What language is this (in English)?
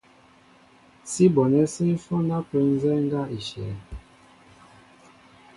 Mbo (Cameroon)